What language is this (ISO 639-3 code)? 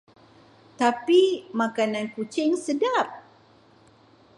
msa